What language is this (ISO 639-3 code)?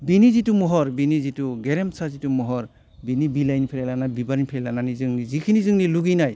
brx